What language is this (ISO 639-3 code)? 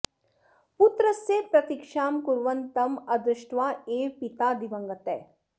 san